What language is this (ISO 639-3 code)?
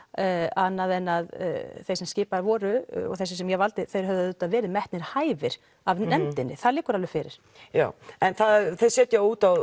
isl